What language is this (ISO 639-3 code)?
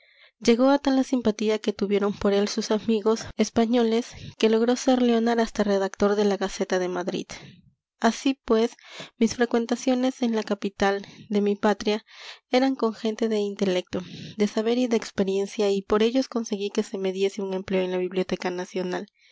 spa